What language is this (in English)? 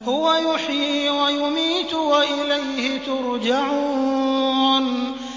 Arabic